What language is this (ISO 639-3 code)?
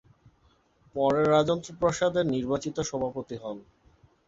ben